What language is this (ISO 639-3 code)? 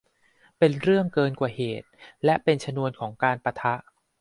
tha